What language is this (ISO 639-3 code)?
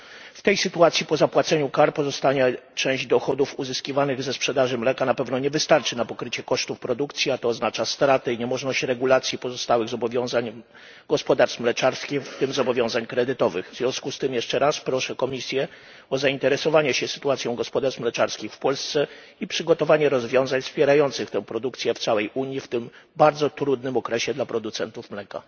pol